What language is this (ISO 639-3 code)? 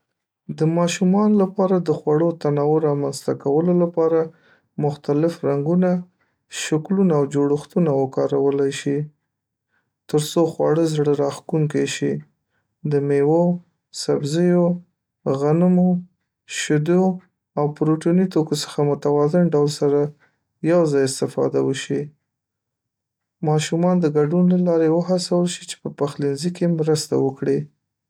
pus